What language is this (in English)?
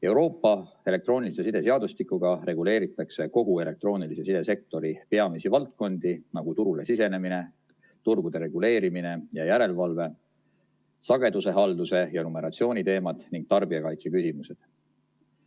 Estonian